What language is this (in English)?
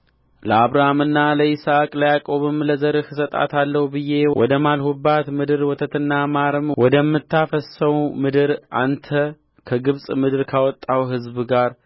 Amharic